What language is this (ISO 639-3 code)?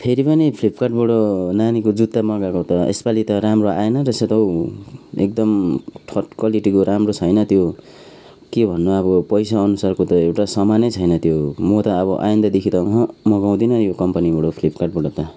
nep